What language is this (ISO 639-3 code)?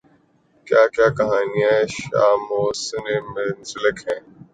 urd